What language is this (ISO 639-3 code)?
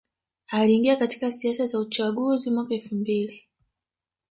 swa